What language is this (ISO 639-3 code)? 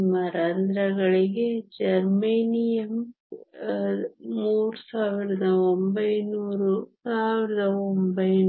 kan